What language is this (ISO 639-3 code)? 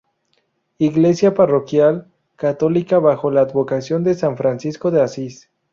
spa